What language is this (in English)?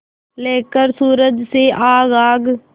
Hindi